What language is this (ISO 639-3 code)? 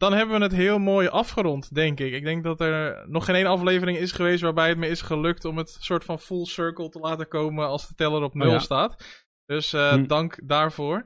nld